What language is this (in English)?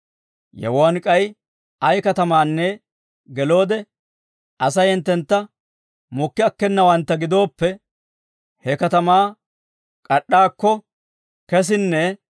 Dawro